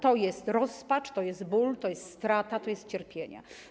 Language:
Polish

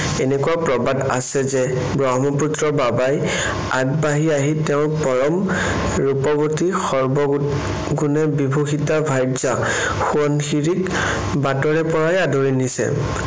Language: Assamese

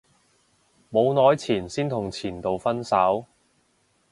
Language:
Cantonese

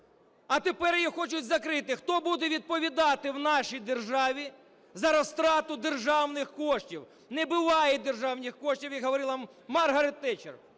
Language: Ukrainian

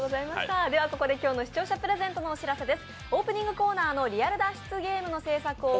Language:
Japanese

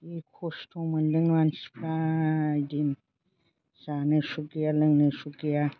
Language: Bodo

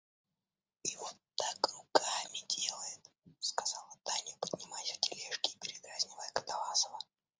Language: Russian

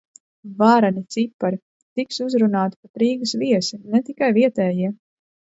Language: Latvian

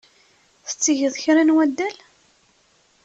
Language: Kabyle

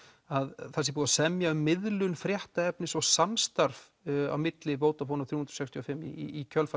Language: Icelandic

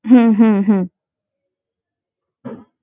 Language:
Bangla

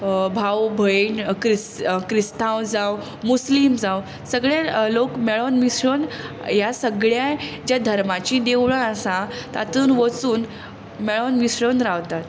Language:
Konkani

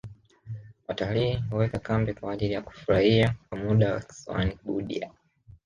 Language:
Swahili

